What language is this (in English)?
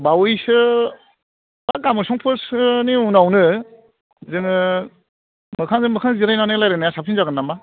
Bodo